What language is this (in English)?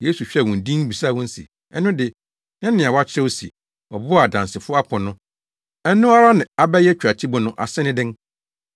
Akan